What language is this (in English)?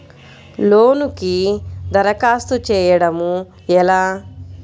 Telugu